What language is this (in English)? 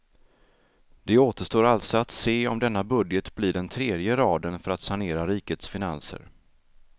Swedish